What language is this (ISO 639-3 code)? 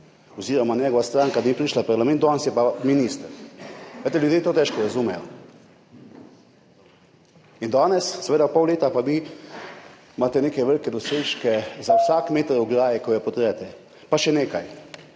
slv